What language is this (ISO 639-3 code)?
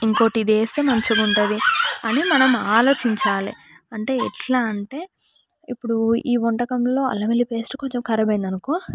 tel